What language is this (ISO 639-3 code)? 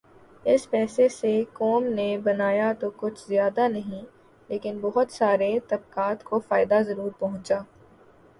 urd